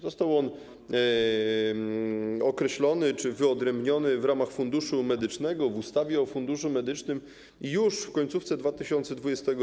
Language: Polish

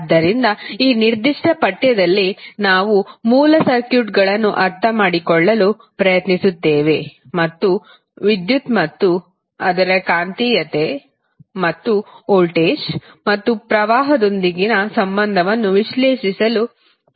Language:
Kannada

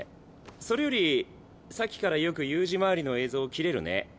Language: Japanese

